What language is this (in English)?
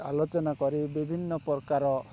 Odia